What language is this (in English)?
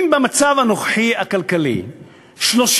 Hebrew